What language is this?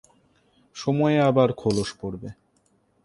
Bangla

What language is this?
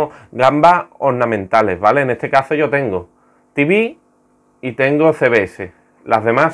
Spanish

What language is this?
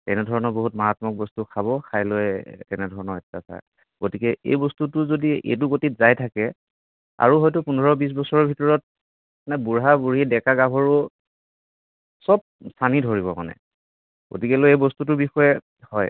Assamese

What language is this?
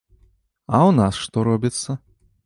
Belarusian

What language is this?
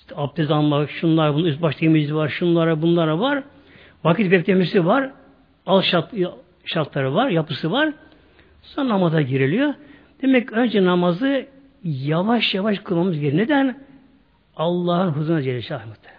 Turkish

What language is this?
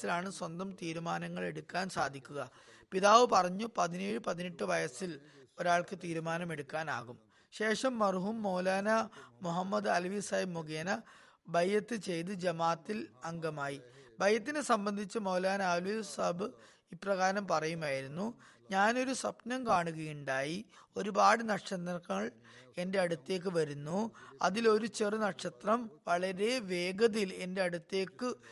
Malayalam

